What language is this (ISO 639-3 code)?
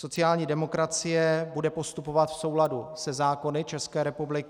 ces